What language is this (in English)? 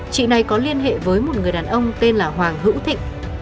Vietnamese